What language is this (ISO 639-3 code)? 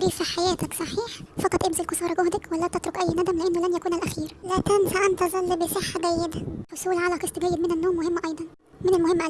ara